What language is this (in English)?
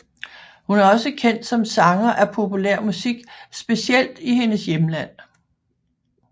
Danish